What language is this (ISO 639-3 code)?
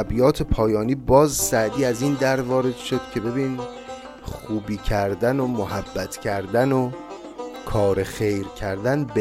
fas